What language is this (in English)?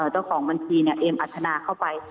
Thai